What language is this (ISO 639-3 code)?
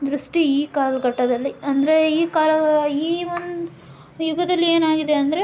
kan